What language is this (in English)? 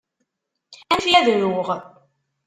Kabyle